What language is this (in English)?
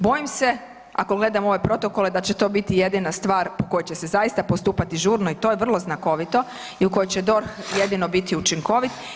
Croatian